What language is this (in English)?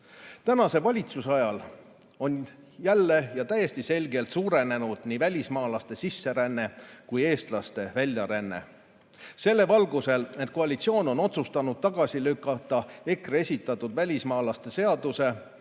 Estonian